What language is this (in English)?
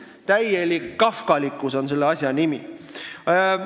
Estonian